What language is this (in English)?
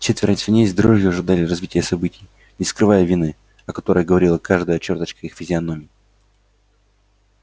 Russian